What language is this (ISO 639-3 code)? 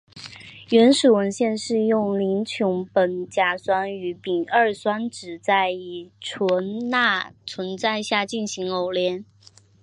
zho